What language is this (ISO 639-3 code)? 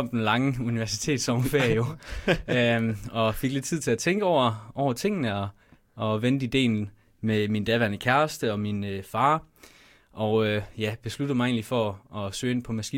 dan